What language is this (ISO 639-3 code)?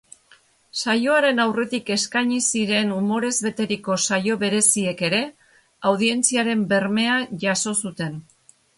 eus